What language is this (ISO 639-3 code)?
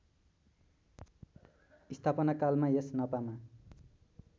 nep